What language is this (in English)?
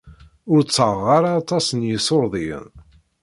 Kabyle